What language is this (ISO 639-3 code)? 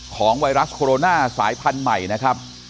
tha